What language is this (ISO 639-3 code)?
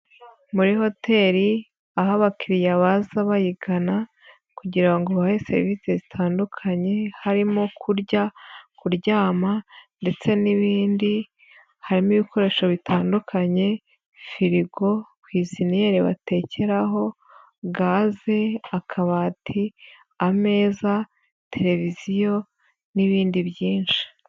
kin